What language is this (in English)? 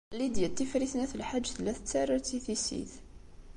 Kabyle